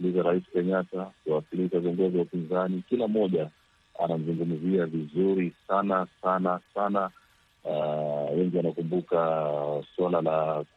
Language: Swahili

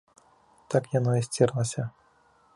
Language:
Belarusian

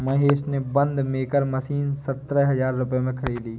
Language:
Hindi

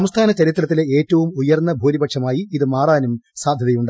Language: Malayalam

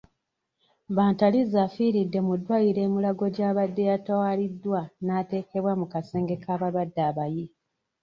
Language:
Ganda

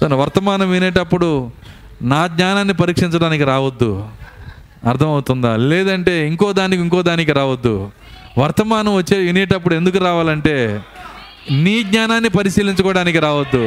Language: Telugu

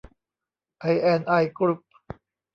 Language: Thai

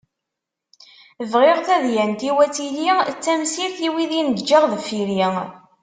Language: Kabyle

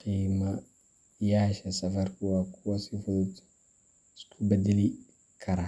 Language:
Somali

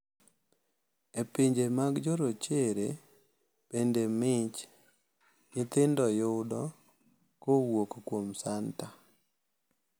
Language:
Luo (Kenya and Tanzania)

